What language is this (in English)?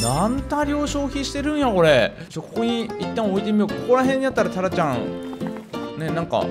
Japanese